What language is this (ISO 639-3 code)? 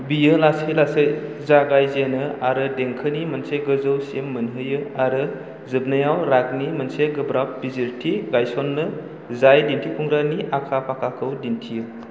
brx